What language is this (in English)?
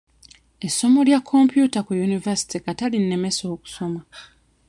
Ganda